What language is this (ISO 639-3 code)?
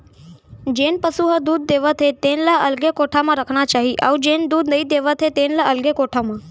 hne